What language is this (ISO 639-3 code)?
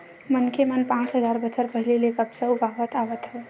hne